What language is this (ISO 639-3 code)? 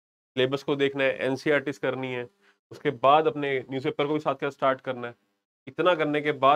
hin